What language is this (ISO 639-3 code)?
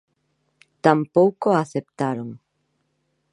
glg